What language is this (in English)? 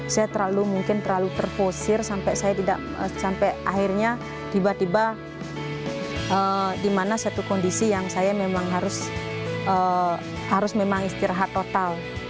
Indonesian